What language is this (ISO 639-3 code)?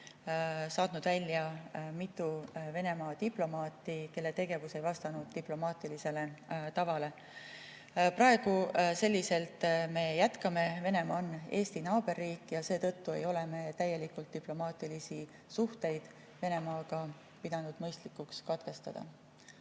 est